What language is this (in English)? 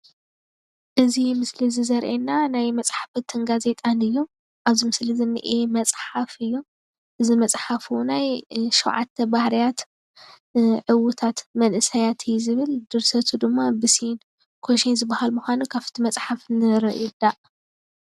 Tigrinya